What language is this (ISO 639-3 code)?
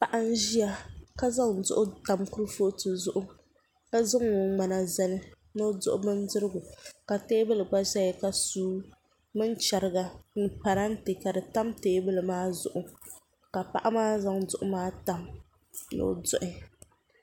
dag